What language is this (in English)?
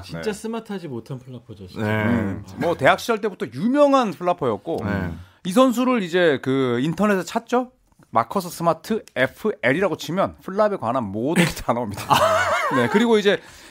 Korean